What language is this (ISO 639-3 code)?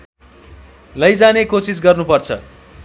nep